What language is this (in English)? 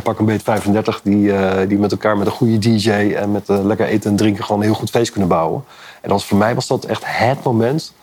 Dutch